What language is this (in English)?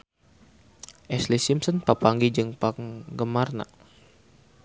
Sundanese